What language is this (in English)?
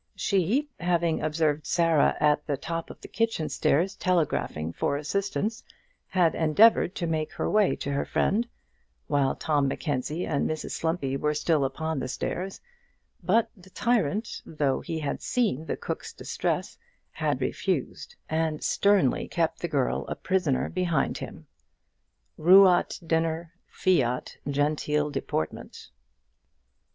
English